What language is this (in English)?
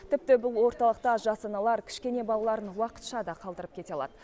Kazakh